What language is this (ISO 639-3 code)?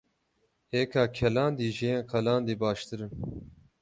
kur